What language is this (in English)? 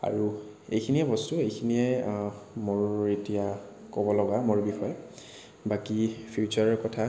Assamese